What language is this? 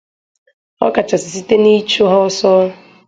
Igbo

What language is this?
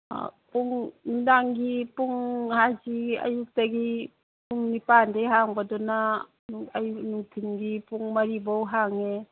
Manipuri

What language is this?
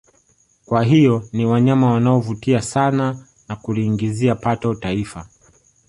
Swahili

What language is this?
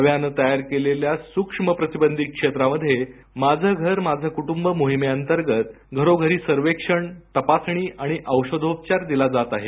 Marathi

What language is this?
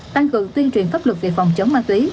Vietnamese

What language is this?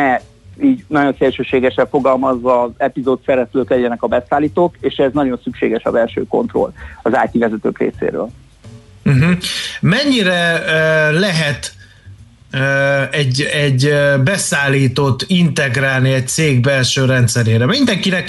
Hungarian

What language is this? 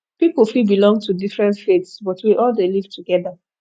Nigerian Pidgin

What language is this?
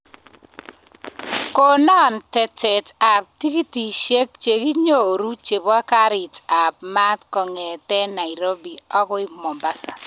Kalenjin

